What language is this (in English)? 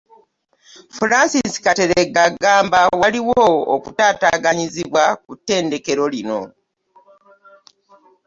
Ganda